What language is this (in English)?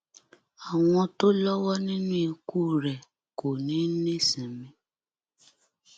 Yoruba